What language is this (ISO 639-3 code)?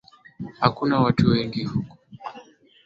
swa